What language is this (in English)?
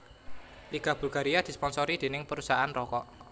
Javanese